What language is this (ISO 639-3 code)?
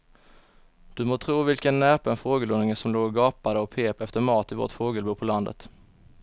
swe